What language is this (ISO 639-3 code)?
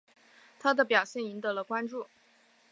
zho